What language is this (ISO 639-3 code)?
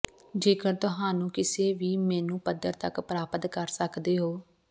pan